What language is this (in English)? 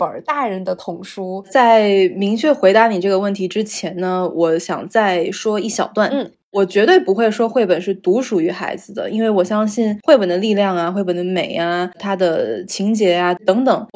Chinese